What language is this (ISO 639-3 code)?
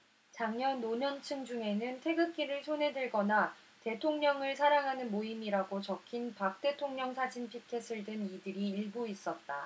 kor